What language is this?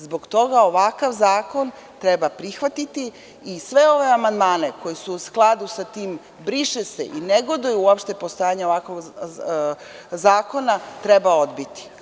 Serbian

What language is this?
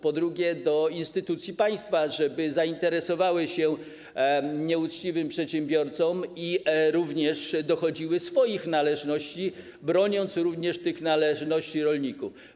Polish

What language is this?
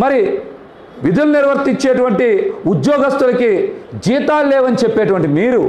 Telugu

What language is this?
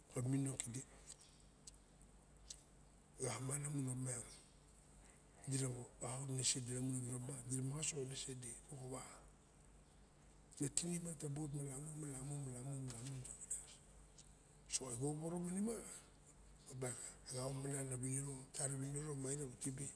Barok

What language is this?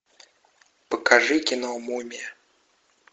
Russian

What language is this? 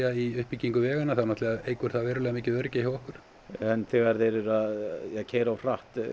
Icelandic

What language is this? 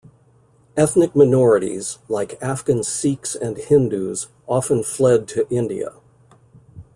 English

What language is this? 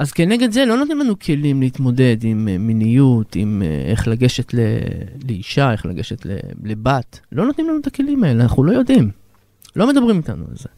Hebrew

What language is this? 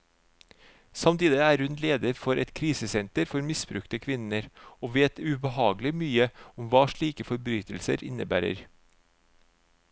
Norwegian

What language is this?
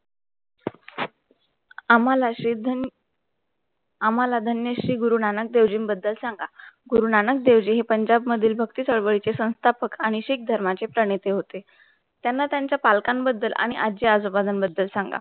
Marathi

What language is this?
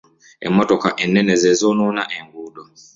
Ganda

